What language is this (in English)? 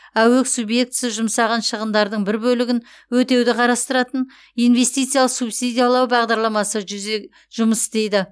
Kazakh